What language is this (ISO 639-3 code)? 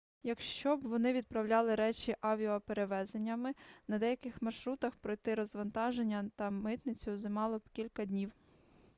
ukr